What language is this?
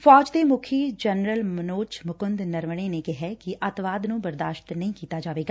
Punjabi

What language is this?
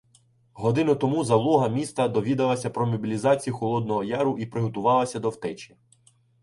Ukrainian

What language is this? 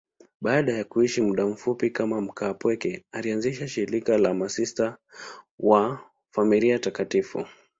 Swahili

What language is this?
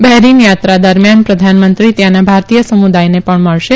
Gujarati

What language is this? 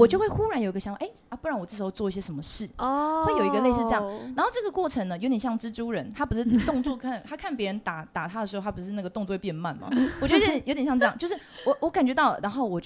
Chinese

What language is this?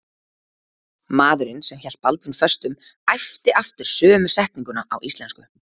Icelandic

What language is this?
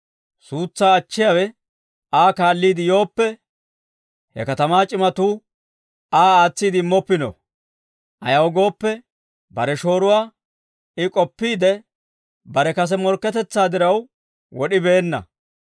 Dawro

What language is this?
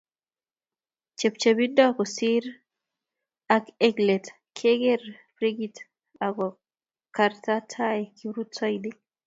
Kalenjin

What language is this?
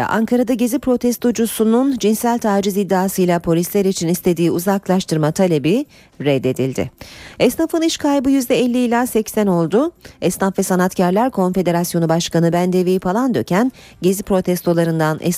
Turkish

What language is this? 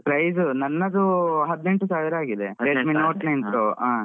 Kannada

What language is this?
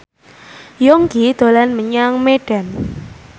Javanese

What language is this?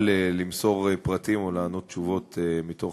Hebrew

